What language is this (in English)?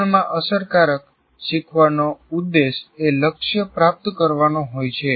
Gujarati